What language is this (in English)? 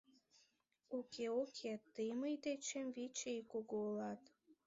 Mari